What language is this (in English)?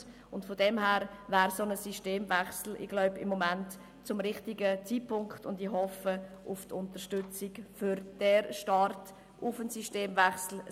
Swiss German